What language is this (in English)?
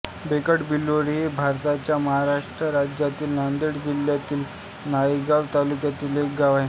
Marathi